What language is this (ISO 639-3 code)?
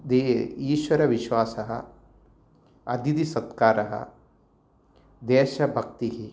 san